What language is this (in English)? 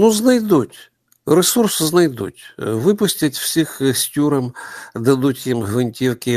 Ukrainian